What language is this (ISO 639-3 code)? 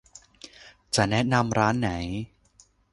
tha